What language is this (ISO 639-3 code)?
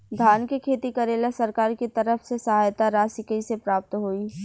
bho